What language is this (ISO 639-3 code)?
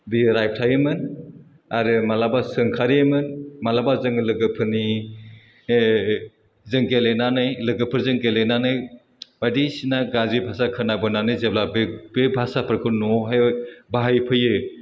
brx